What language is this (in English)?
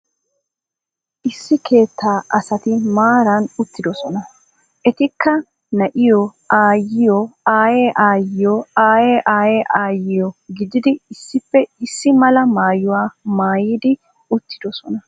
Wolaytta